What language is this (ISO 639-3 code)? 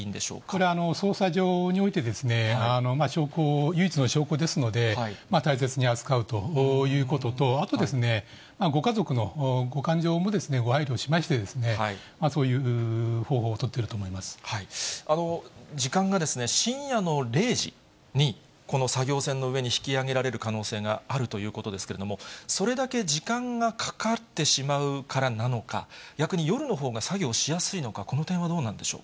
jpn